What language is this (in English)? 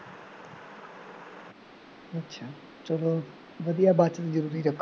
Punjabi